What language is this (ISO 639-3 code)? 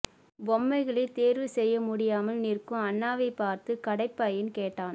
tam